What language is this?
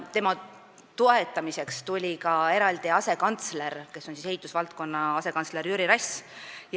Estonian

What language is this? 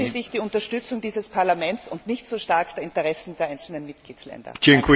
German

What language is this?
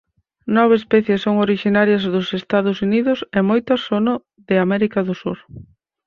Galician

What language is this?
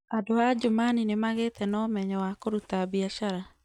Kikuyu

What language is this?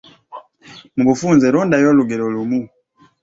Ganda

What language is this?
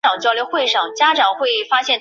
Chinese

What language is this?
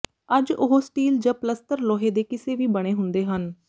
Punjabi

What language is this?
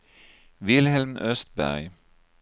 Swedish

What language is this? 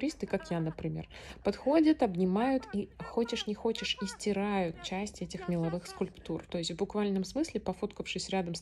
Russian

